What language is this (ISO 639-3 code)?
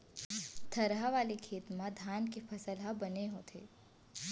hne